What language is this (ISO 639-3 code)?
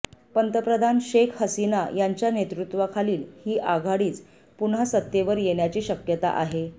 mar